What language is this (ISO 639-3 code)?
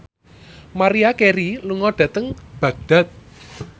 jav